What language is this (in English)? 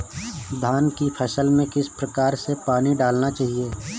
Hindi